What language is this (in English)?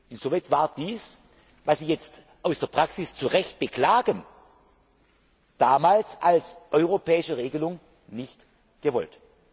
German